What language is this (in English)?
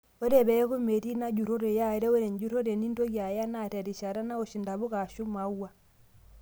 Masai